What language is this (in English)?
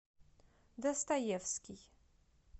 Russian